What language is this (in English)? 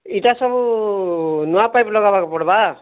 Odia